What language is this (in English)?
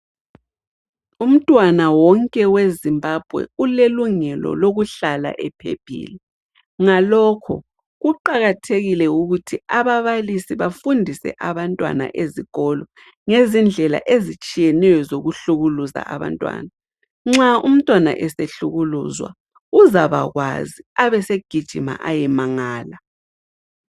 North Ndebele